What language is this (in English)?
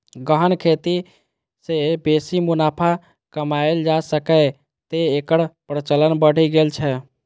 Maithili